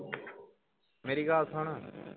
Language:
Punjabi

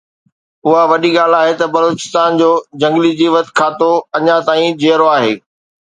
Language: Sindhi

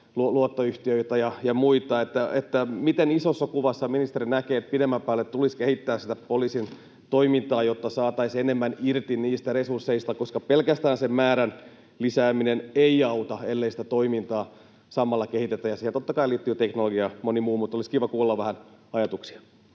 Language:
Finnish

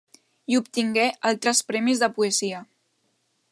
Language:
Catalan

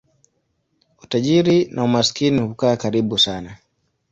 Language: Swahili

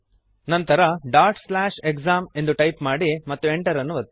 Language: Kannada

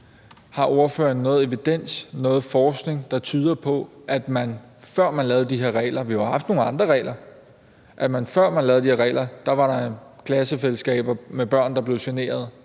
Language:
Danish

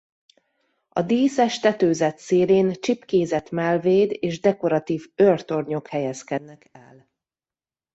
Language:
Hungarian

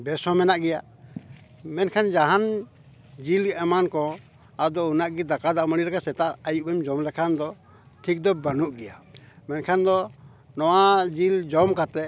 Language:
Santali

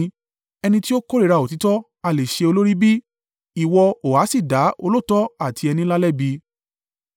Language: Yoruba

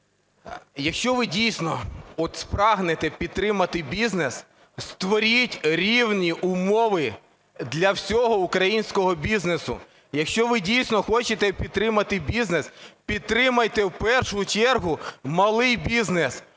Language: Ukrainian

